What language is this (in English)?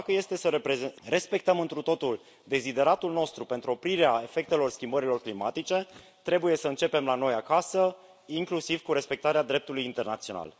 Romanian